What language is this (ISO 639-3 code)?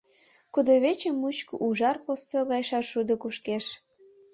chm